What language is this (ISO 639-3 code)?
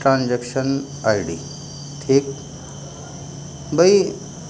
urd